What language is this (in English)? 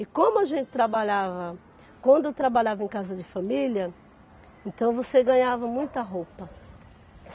Portuguese